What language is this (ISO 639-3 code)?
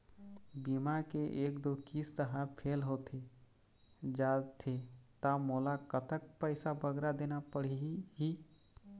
hne